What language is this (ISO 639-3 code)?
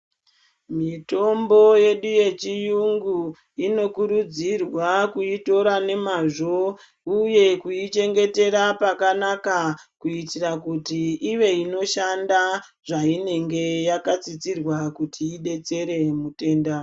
ndc